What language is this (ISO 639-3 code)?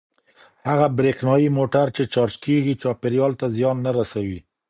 pus